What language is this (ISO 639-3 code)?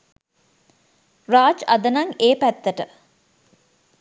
sin